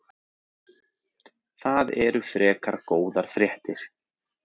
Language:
Icelandic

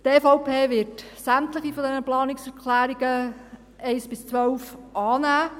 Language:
Swiss German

